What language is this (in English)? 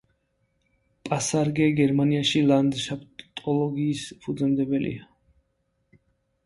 Georgian